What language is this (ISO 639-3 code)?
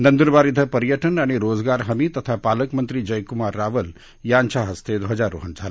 mar